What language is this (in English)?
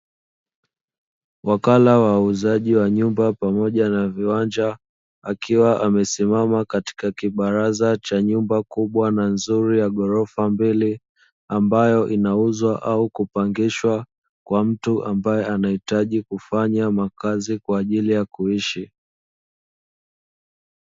Swahili